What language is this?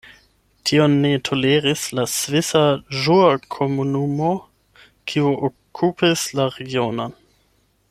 Esperanto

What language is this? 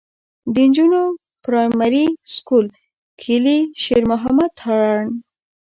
Pashto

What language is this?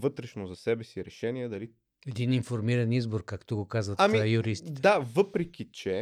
Bulgarian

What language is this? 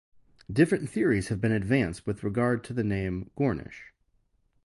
English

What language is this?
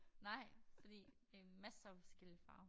Danish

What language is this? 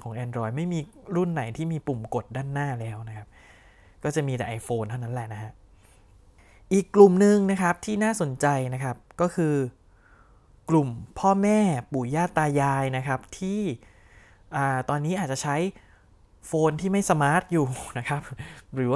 Thai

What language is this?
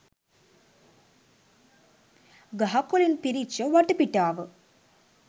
Sinhala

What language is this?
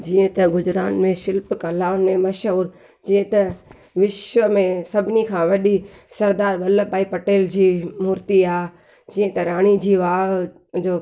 Sindhi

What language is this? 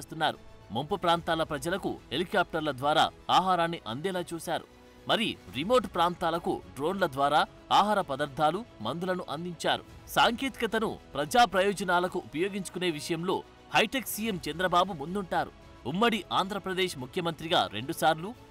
Telugu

